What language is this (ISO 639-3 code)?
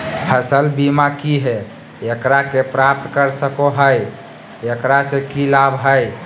mag